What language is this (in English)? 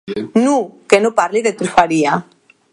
Occitan